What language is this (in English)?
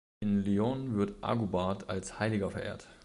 German